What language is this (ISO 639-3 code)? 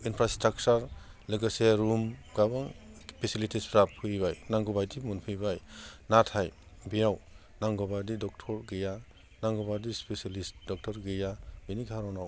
brx